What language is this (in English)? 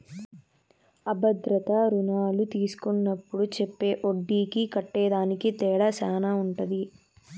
Telugu